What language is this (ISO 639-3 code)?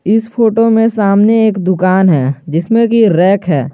hin